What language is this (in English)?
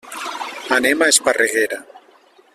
Catalan